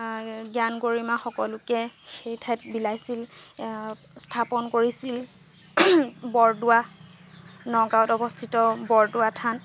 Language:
Assamese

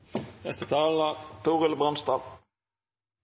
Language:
Norwegian Bokmål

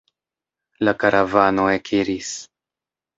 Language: Esperanto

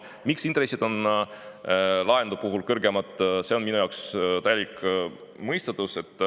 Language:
Estonian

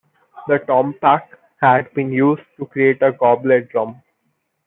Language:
English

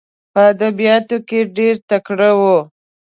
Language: Pashto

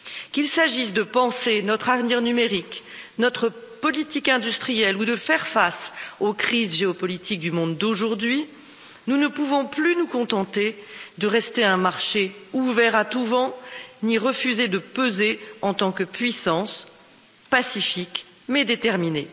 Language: French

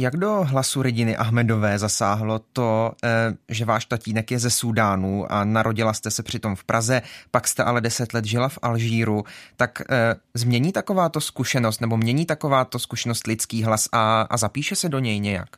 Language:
Czech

